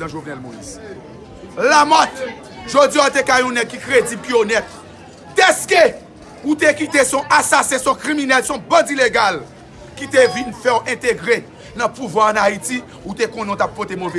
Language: French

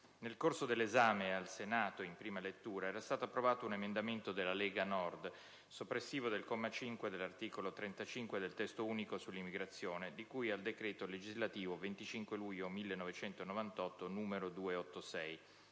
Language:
Italian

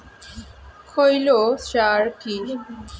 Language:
Bangla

